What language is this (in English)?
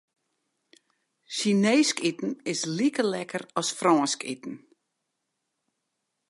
Western Frisian